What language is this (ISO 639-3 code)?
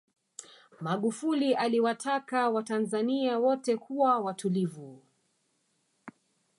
swa